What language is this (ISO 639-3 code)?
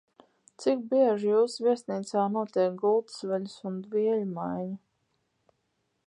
lav